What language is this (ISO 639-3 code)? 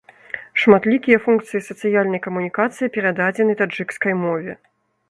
bel